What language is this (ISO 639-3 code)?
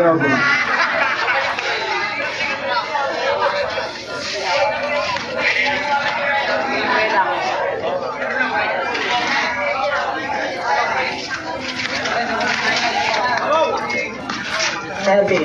tha